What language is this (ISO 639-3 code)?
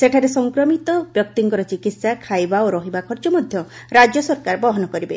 ori